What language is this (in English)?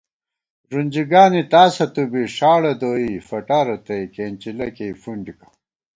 Gawar-Bati